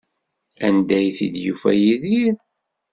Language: Kabyle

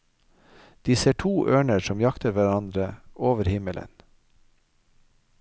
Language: Norwegian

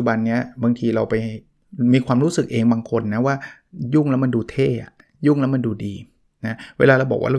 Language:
Thai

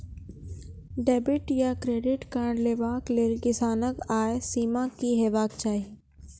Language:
Maithili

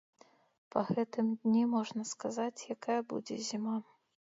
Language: Belarusian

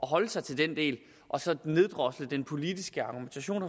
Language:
Danish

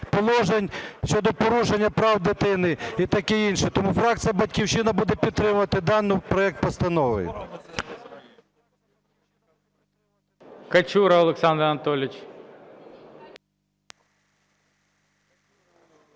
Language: Ukrainian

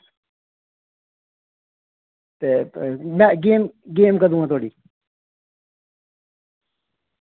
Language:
Dogri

